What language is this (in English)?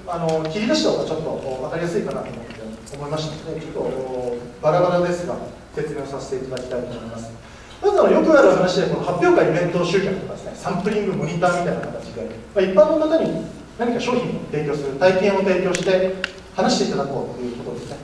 Japanese